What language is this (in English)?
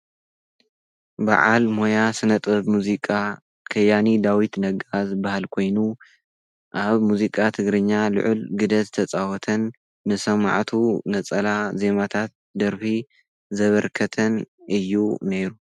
Tigrinya